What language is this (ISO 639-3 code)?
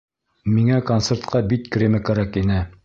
bak